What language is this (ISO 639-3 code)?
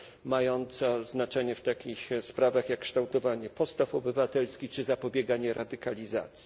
pol